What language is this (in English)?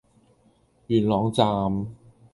Cantonese